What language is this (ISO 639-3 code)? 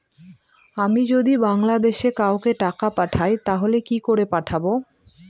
ben